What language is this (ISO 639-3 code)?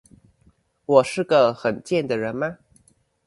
zho